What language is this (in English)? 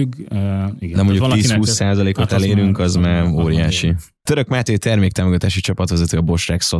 Hungarian